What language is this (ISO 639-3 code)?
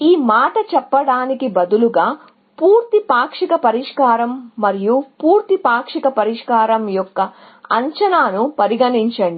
tel